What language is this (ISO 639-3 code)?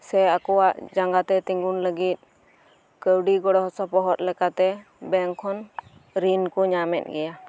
sat